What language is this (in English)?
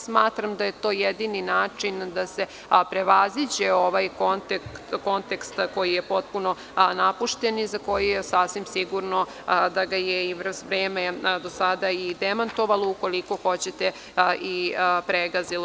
Serbian